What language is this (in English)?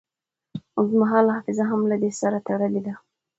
Pashto